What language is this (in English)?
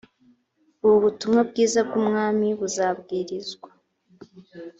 Kinyarwanda